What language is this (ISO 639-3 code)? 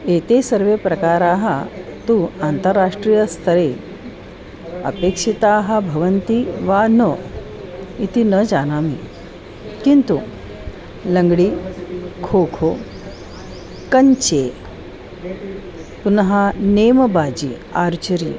san